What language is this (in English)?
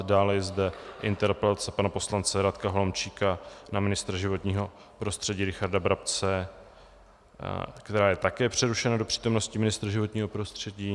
Czech